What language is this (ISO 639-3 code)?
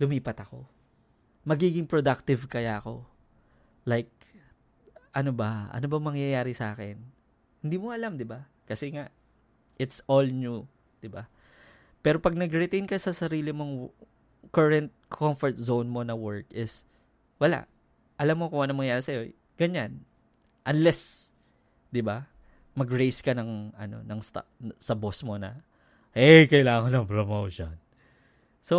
fil